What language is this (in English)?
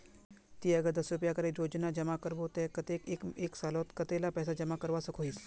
Magahi